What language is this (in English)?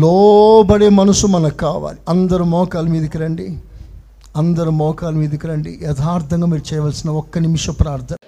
Telugu